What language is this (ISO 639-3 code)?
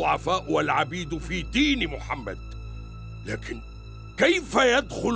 ara